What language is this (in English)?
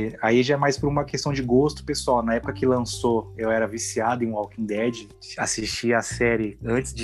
Portuguese